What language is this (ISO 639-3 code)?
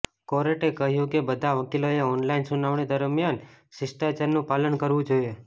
guj